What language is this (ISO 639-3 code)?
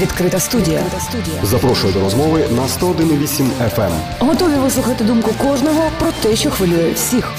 ukr